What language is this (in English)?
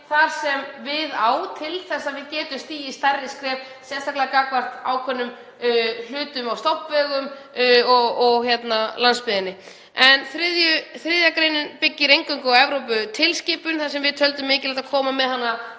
Icelandic